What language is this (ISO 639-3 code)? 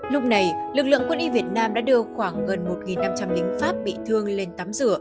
vie